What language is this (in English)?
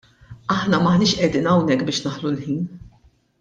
Maltese